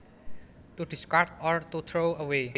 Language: Javanese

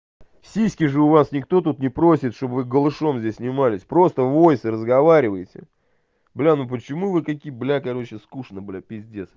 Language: Russian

